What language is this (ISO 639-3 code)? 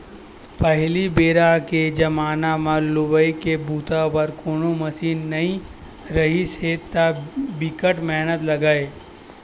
hne